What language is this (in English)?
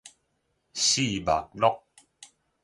Min Nan Chinese